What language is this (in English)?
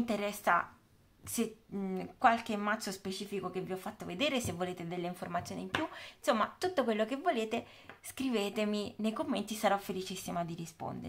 Italian